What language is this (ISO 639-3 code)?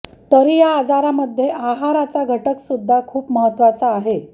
mar